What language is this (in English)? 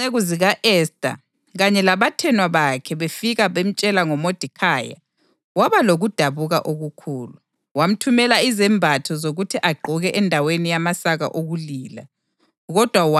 North Ndebele